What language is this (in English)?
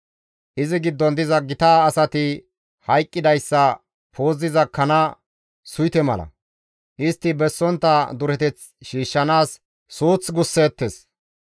Gamo